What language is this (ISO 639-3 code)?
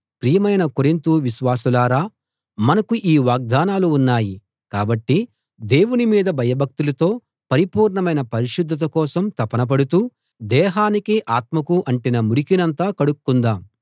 tel